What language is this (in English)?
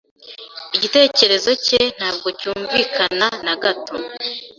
Kinyarwanda